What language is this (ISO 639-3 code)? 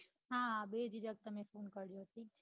guj